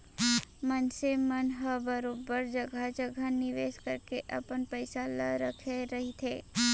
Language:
Chhattisgarhi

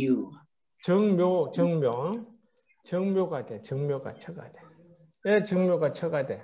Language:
Korean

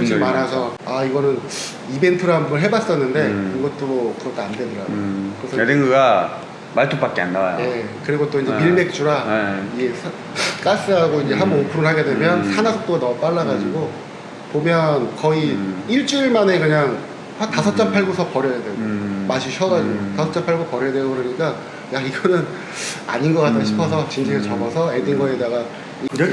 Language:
Korean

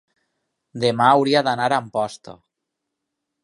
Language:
Catalan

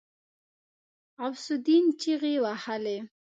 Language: Pashto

